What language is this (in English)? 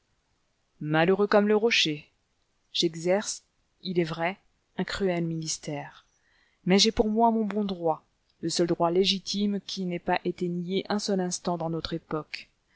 French